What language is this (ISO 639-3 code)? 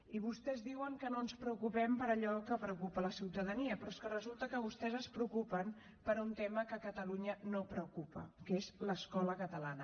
cat